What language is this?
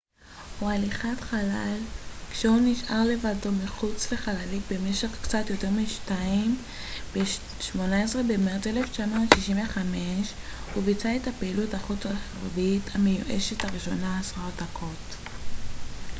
Hebrew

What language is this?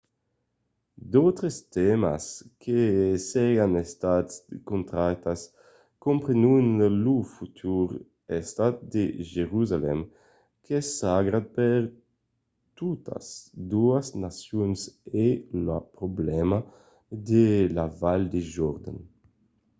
Occitan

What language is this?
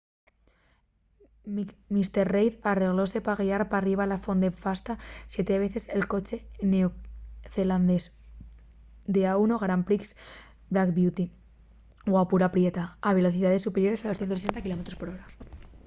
Asturian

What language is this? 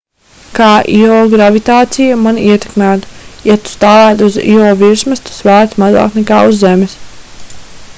Latvian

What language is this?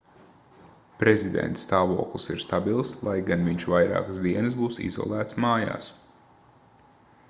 Latvian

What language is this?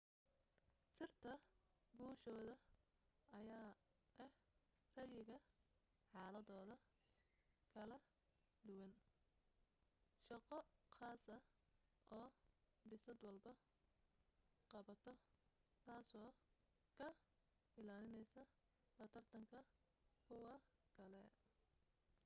Somali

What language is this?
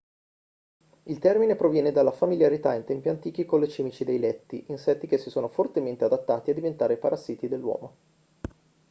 Italian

